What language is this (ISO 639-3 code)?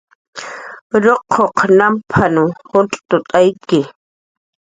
jqr